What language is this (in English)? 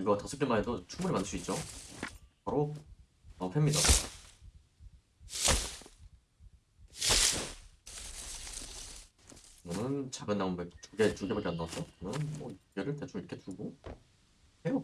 Korean